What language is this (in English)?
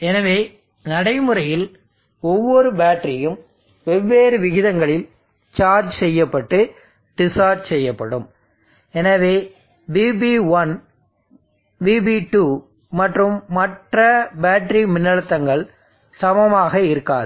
Tamil